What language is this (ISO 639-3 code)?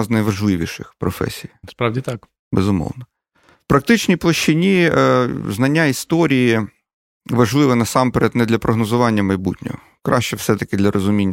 ukr